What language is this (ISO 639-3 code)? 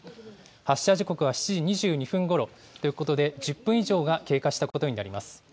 jpn